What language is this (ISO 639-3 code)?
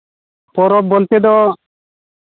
sat